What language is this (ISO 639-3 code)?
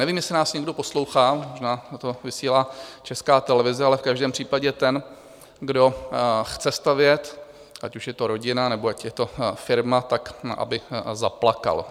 ces